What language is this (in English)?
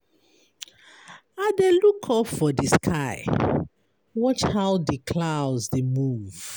Nigerian Pidgin